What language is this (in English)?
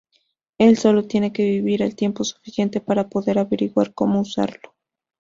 Spanish